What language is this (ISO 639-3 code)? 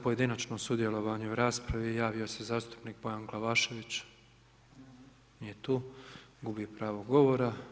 hrv